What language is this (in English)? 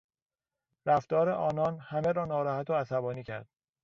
Persian